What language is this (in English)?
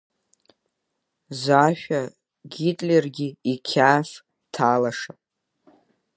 Abkhazian